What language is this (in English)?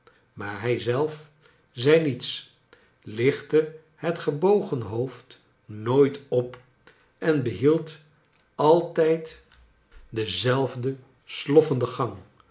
Dutch